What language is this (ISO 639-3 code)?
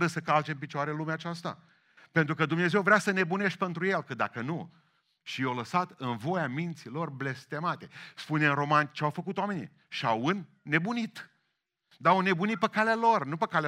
ron